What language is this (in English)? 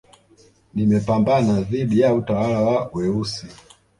Swahili